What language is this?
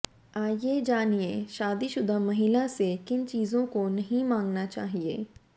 Hindi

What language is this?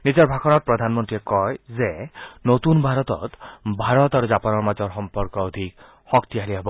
Assamese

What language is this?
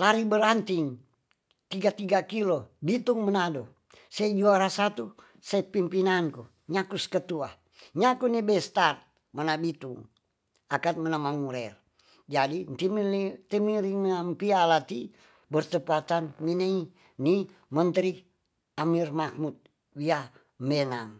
Tonsea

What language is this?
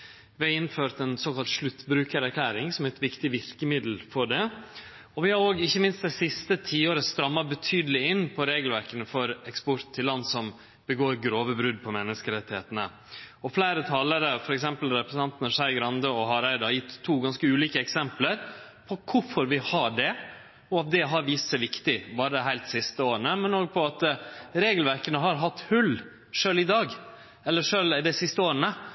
Norwegian Nynorsk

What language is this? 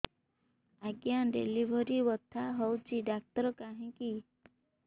Odia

